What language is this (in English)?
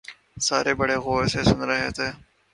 Urdu